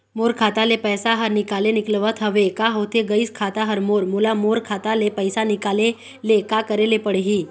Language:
Chhattisgarhi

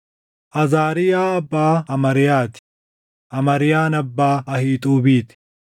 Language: Oromo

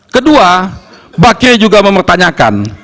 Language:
Indonesian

